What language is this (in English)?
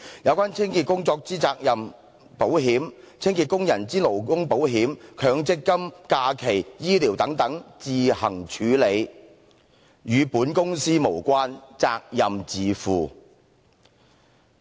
Cantonese